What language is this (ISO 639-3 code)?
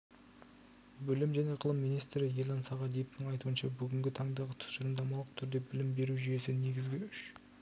kaz